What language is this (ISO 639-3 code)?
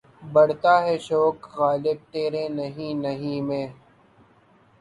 urd